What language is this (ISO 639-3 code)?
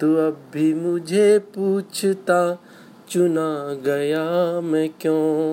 hin